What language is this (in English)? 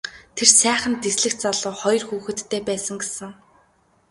Mongolian